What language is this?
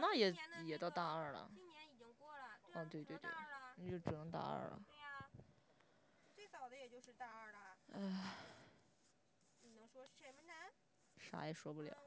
Chinese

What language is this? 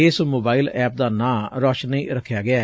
Punjabi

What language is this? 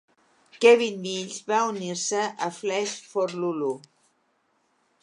Catalan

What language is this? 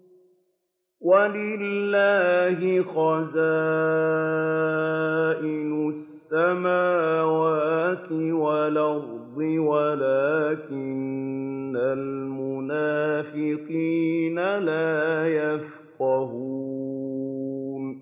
Arabic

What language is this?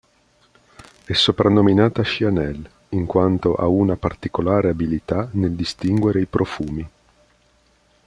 Italian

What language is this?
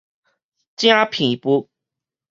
Min Nan Chinese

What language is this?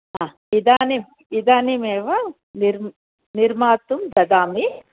Sanskrit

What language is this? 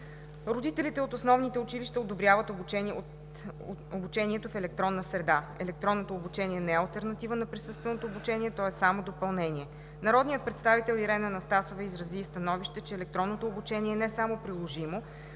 Bulgarian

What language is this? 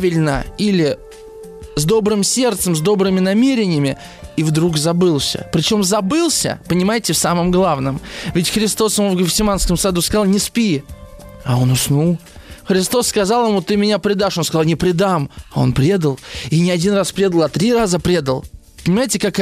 Russian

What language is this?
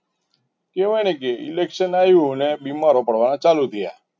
Gujarati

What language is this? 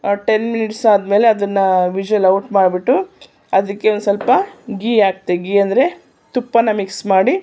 Kannada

